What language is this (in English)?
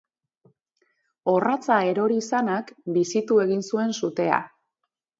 Basque